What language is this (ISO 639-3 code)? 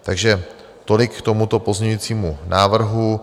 ces